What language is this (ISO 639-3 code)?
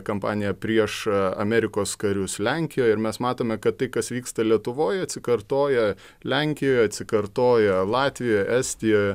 lit